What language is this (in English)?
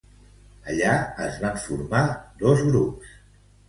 Catalan